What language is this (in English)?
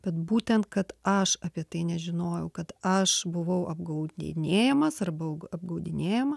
Lithuanian